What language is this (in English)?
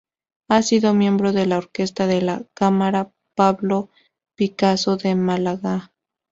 Spanish